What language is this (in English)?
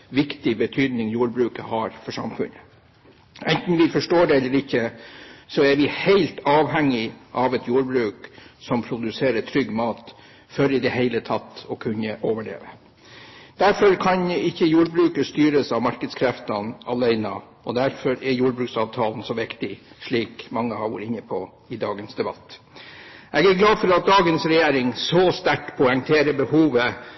Norwegian Bokmål